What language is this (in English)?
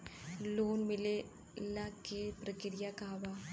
Bhojpuri